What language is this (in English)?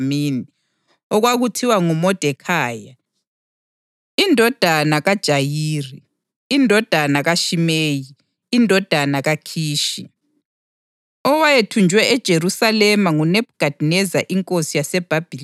North Ndebele